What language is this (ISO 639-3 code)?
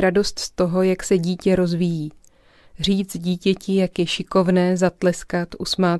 ces